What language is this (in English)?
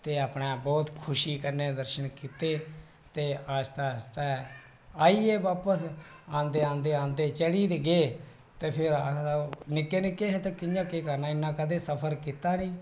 Dogri